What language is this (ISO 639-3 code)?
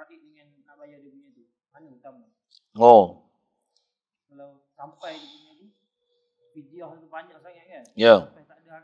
msa